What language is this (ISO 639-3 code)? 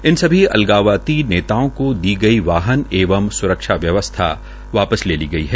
hin